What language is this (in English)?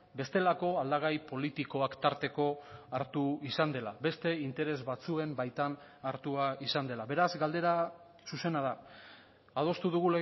Basque